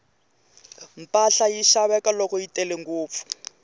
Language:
Tsonga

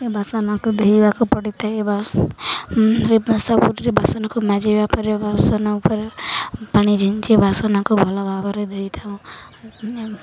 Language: Odia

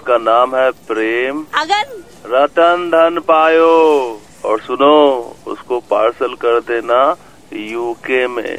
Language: Hindi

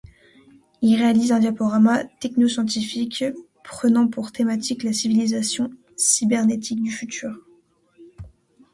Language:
French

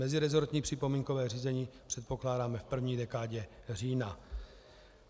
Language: Czech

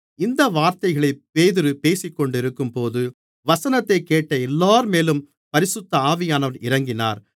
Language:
Tamil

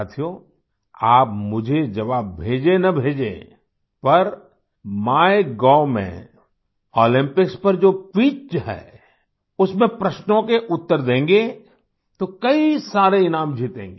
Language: Hindi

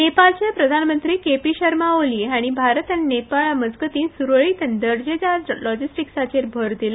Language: Konkani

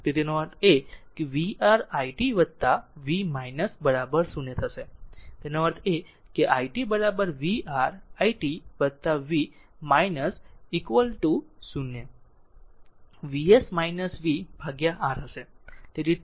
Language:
Gujarati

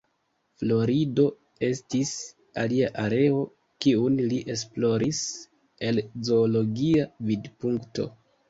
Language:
Esperanto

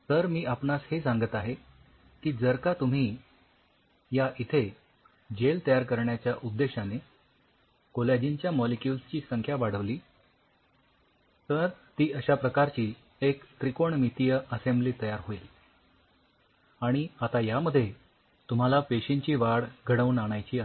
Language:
Marathi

